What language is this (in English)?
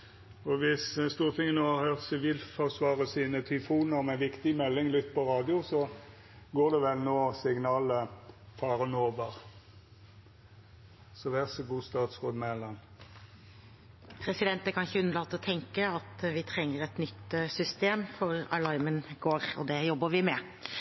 Norwegian